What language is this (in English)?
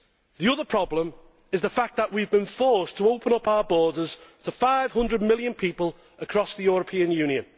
English